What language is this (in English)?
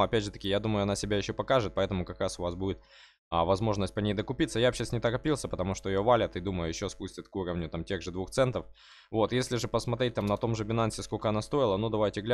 Russian